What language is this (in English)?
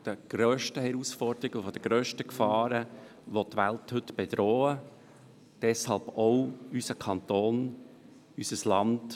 Swiss German